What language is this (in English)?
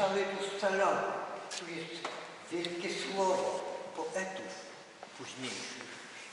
Polish